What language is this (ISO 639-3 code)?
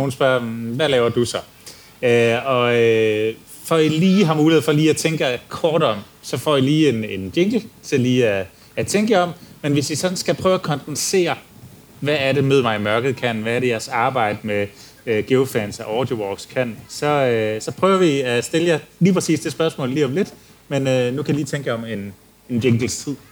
dan